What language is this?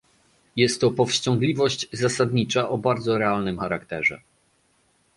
Polish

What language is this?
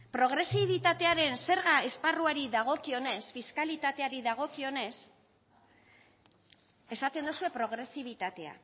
Basque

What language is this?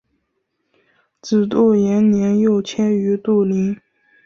Chinese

